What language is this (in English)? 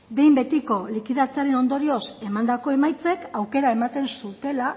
Basque